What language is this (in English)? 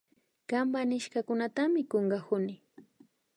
Imbabura Highland Quichua